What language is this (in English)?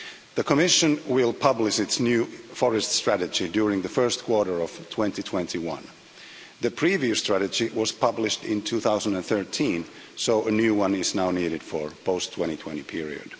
English